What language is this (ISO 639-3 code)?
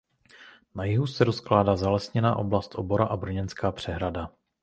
ces